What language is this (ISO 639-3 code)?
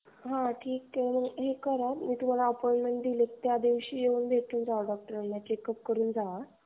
mar